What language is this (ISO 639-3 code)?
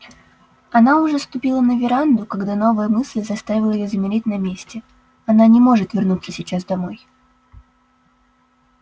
rus